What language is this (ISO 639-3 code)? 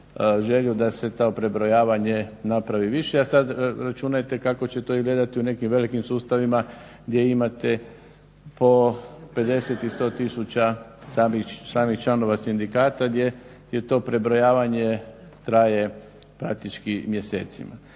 hrv